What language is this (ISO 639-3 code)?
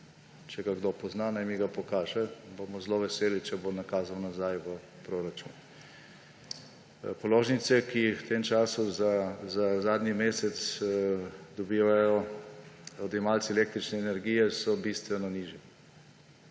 slv